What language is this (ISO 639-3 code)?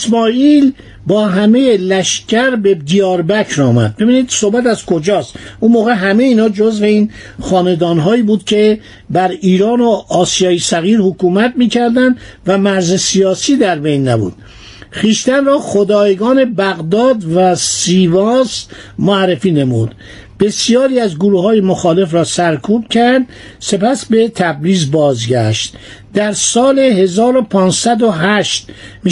fas